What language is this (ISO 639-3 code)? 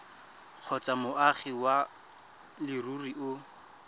tsn